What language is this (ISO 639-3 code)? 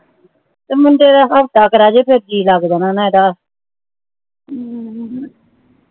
pan